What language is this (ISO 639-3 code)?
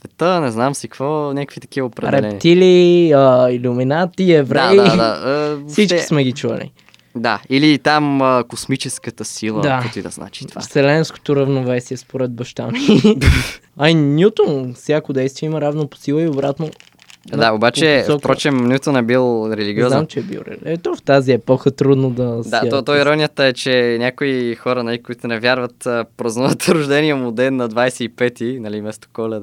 bul